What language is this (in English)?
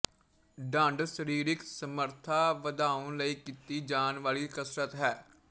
Punjabi